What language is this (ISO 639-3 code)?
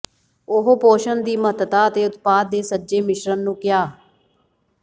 pan